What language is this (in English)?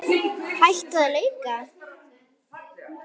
Icelandic